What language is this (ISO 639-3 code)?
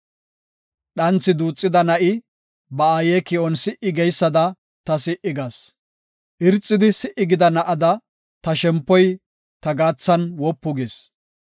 gof